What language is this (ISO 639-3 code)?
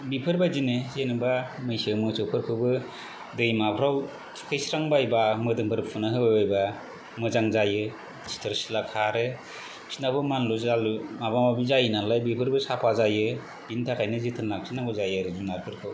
brx